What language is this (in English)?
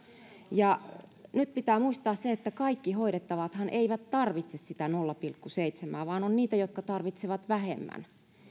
Finnish